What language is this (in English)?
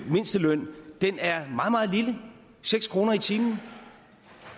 Danish